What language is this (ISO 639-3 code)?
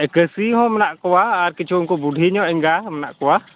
sat